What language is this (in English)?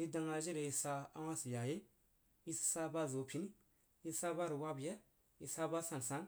Jiba